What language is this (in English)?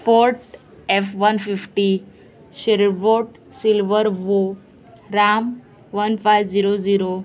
Konkani